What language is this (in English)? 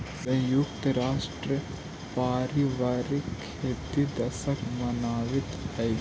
Magahi